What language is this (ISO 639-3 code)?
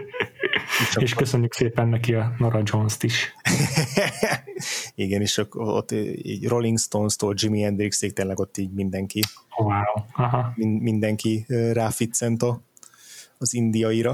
hun